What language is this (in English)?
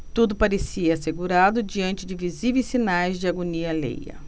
Portuguese